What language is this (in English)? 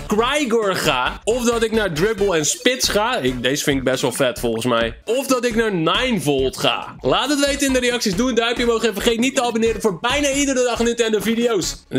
Dutch